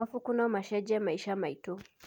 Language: Kikuyu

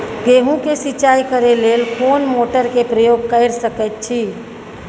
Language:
Maithili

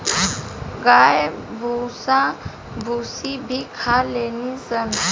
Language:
Bhojpuri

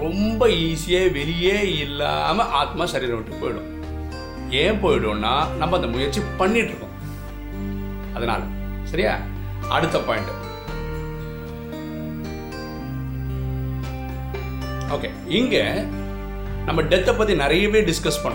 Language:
Tamil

